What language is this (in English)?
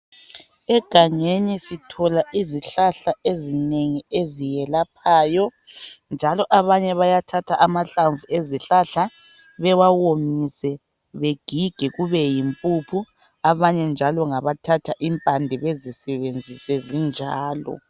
North Ndebele